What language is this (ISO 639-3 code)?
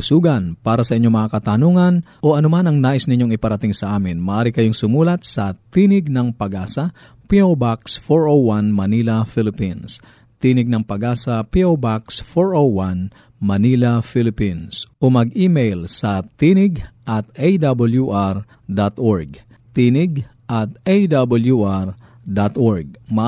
fil